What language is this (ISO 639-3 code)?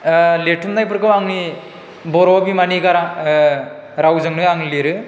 brx